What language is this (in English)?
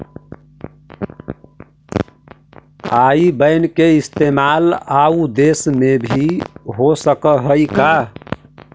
Magahi